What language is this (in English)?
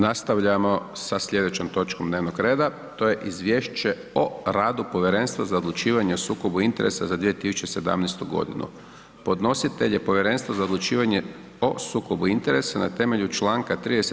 Croatian